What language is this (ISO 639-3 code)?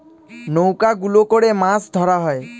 ben